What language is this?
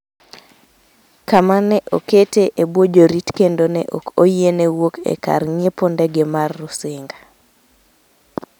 Luo (Kenya and Tanzania)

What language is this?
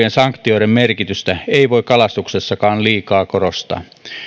Finnish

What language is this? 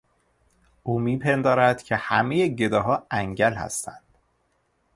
Persian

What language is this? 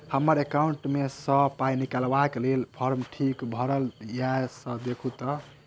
Maithili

